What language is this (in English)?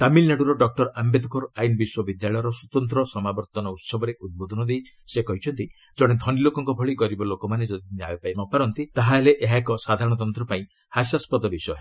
Odia